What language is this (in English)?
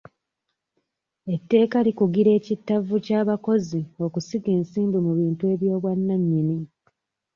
Ganda